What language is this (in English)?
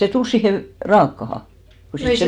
Finnish